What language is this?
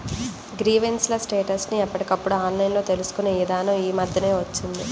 Telugu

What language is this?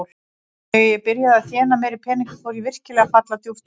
Icelandic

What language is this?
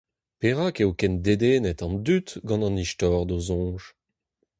Breton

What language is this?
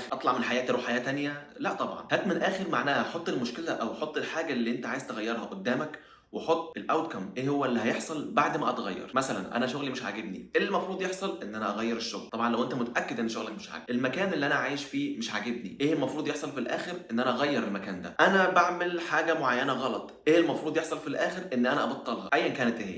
Arabic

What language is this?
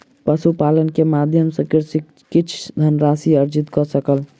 Maithili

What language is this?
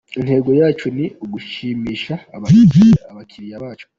Kinyarwanda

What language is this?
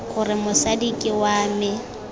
Tswana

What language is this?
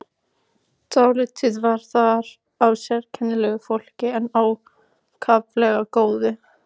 Icelandic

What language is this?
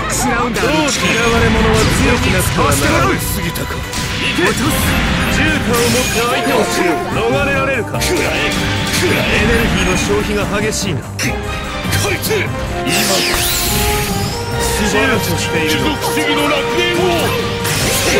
Japanese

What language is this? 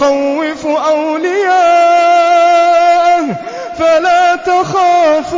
Arabic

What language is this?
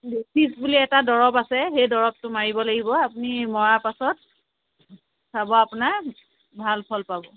Assamese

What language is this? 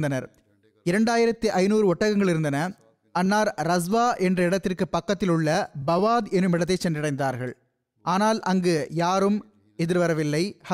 Tamil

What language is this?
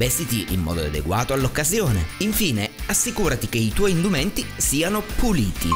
Italian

